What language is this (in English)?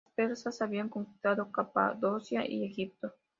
Spanish